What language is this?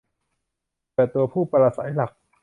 Thai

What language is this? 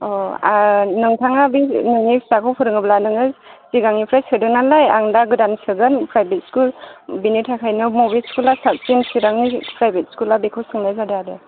Bodo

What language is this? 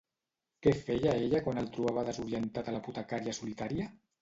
Catalan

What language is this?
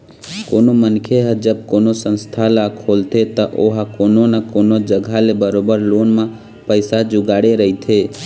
Chhattisgarhi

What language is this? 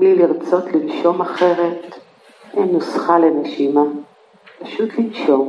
Hebrew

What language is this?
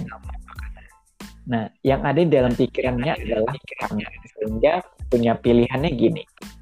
Indonesian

